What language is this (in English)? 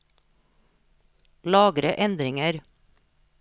Norwegian